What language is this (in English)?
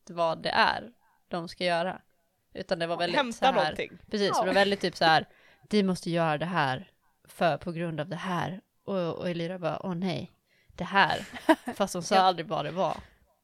Swedish